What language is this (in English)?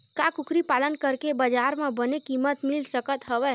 Chhattisgarhi